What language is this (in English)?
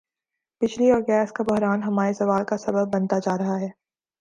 Urdu